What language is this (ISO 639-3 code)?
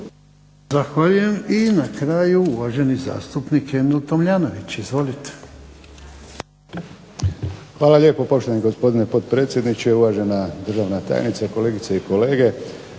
hrv